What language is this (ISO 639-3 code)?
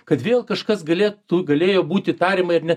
lit